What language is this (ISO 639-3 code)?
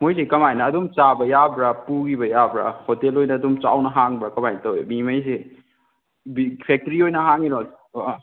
mni